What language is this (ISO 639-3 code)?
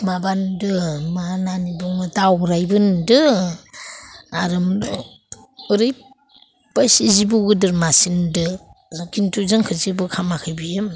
brx